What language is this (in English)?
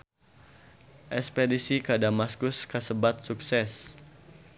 Sundanese